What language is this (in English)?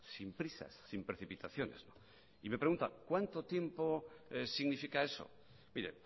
Spanish